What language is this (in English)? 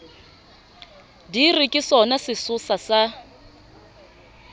Southern Sotho